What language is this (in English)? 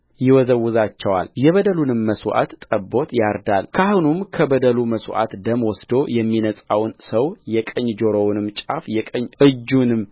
Amharic